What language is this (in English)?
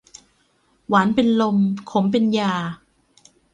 Thai